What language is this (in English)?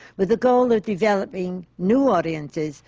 English